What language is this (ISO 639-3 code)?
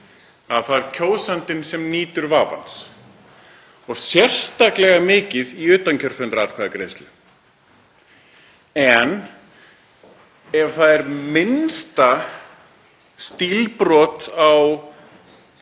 isl